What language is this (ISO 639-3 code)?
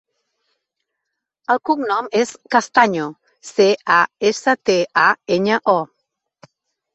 cat